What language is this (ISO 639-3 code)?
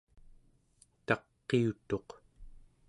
esu